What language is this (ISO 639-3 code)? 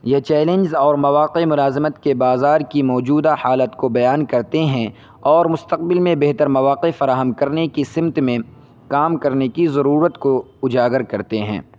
urd